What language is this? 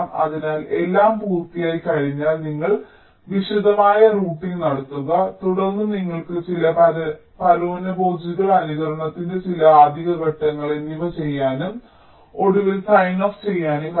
Malayalam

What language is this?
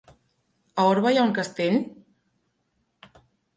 Catalan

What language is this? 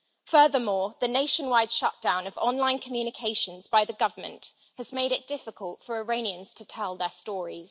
English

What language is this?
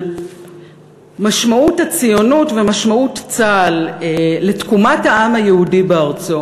Hebrew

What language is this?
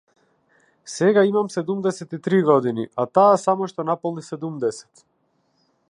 Macedonian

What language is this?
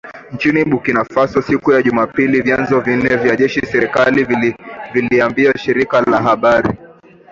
Swahili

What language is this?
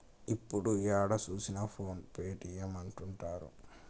Telugu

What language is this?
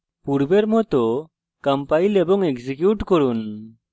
Bangla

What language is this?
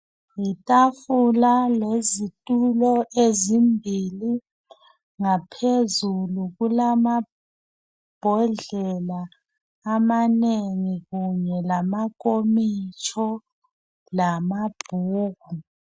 North Ndebele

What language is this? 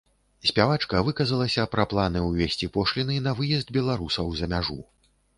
Belarusian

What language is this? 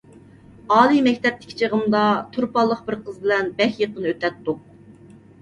Uyghur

